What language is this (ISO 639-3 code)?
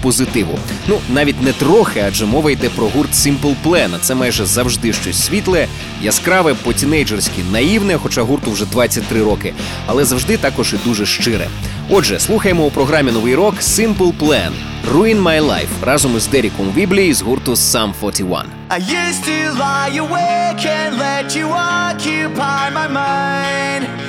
ukr